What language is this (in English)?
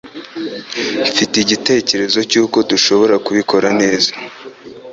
Kinyarwanda